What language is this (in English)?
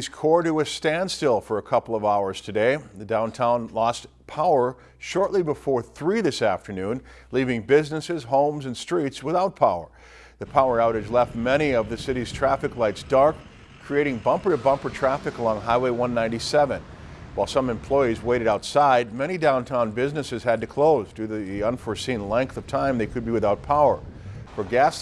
English